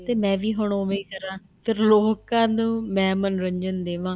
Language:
Punjabi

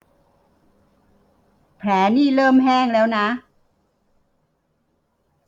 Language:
Thai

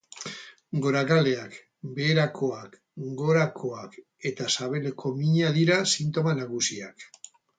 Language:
Basque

